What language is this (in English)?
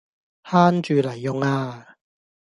Cantonese